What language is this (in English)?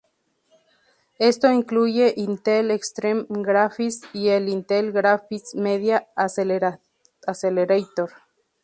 Spanish